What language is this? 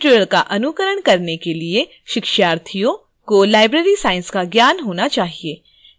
Hindi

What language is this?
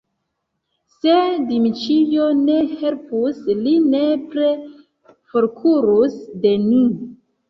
Esperanto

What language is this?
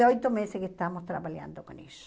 Portuguese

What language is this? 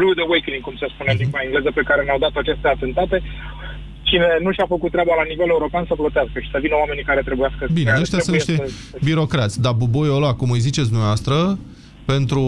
Romanian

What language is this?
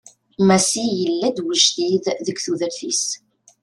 Kabyle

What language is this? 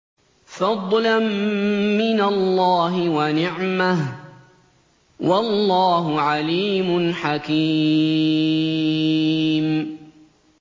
Arabic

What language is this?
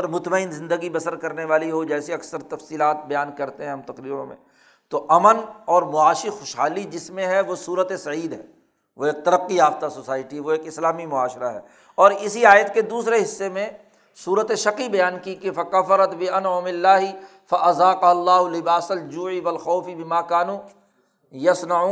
Urdu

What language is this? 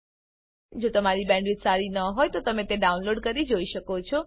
Gujarati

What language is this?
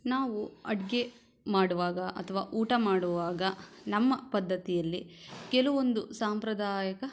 Kannada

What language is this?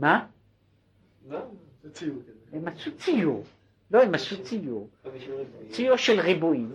Hebrew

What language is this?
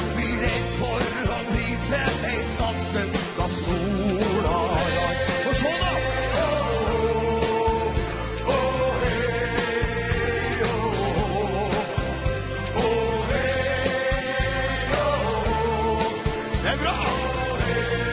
Norwegian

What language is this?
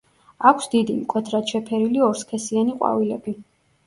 Georgian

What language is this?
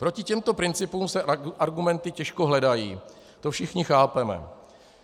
Czech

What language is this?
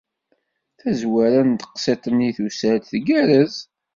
Kabyle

